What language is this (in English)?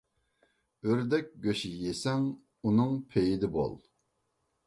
Uyghur